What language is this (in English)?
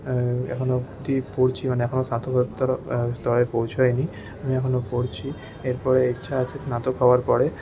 Bangla